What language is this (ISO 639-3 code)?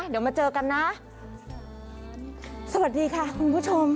tha